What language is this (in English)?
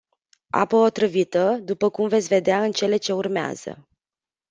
Romanian